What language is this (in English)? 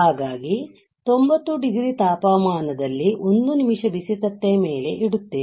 Kannada